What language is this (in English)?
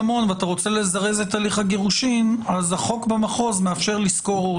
Hebrew